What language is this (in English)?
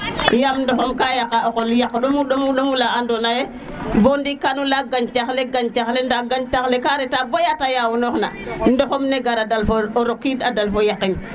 Serer